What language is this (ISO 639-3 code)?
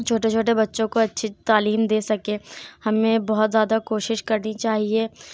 urd